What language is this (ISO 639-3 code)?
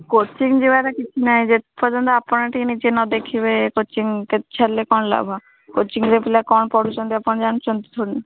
ori